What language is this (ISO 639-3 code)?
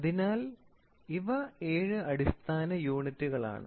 mal